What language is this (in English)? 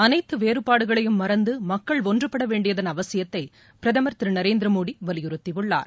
Tamil